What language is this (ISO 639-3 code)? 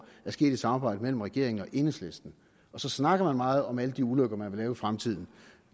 dan